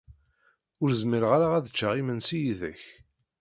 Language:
Kabyle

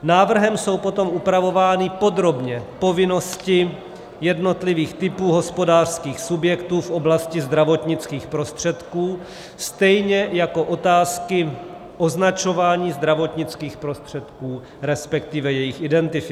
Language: Czech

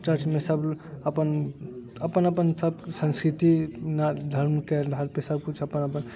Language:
Maithili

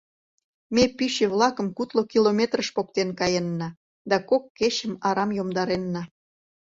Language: Mari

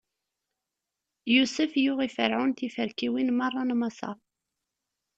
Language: Kabyle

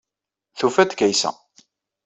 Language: Kabyle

